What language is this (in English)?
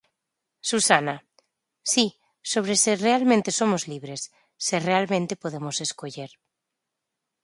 Galician